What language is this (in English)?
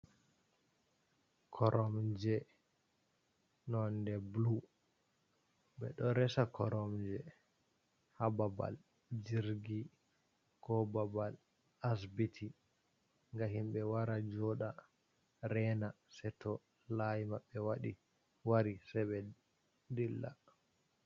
Fula